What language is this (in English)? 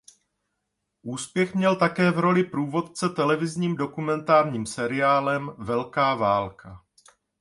Czech